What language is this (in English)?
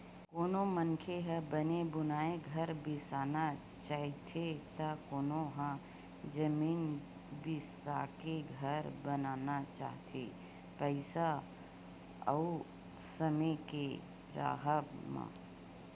Chhattisgarhi